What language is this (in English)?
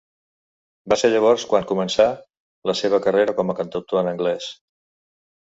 Catalan